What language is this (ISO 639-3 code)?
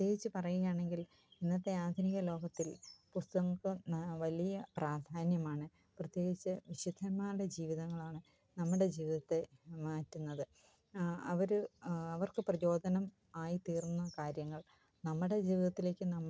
mal